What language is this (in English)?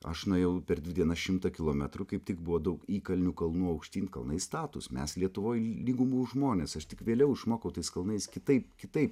Lithuanian